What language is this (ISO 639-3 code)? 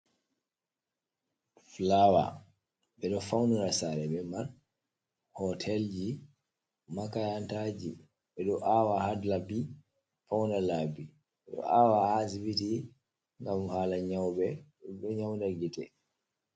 ful